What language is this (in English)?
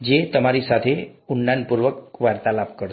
Gujarati